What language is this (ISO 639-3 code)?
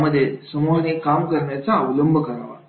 mar